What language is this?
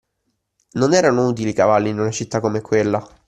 Italian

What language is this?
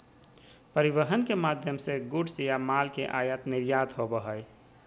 Magahi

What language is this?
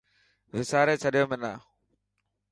Dhatki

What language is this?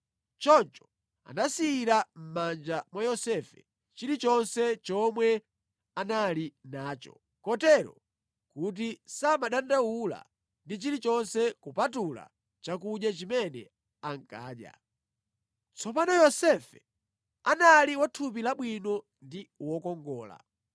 Nyanja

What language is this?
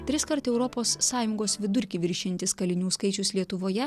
Lithuanian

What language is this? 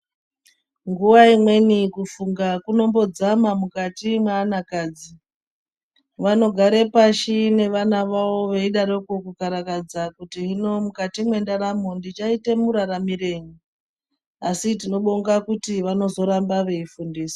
Ndau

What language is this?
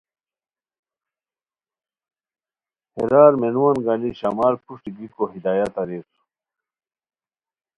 Khowar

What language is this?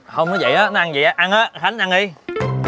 Vietnamese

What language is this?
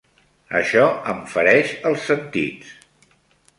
Catalan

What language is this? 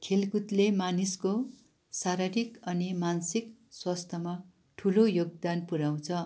Nepali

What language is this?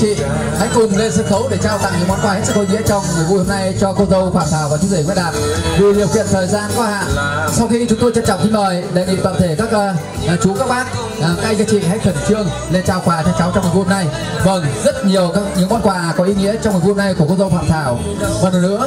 Vietnamese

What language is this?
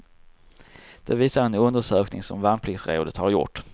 Swedish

